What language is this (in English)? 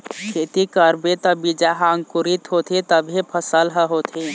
Chhattisgarhi